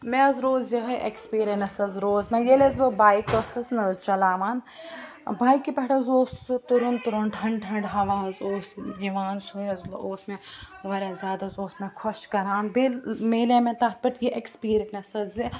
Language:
Kashmiri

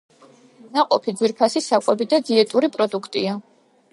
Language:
Georgian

